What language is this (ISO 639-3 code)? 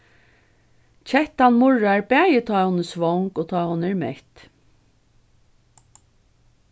fao